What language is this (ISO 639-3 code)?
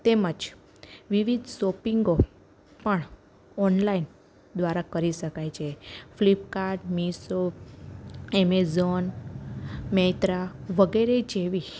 guj